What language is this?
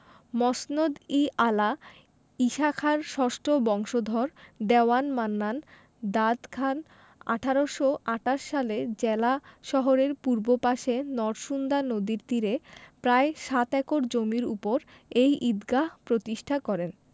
Bangla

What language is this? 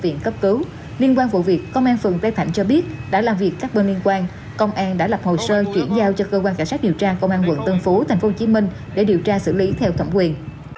Vietnamese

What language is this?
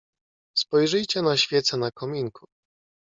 Polish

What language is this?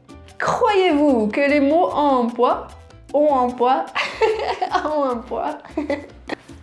Portuguese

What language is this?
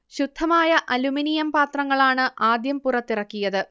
Malayalam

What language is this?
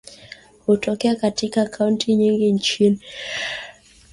Swahili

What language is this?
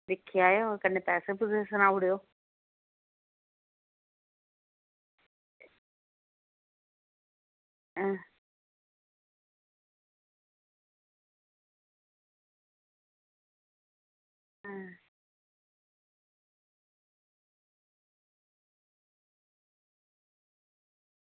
Dogri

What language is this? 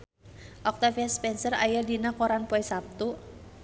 Sundanese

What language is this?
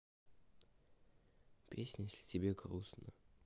Russian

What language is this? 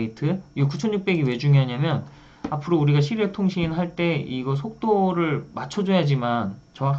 Korean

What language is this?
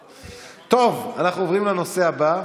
Hebrew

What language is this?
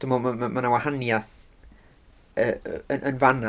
Welsh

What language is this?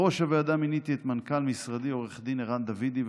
Hebrew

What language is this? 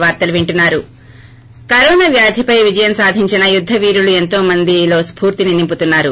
Telugu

